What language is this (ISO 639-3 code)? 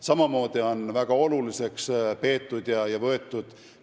est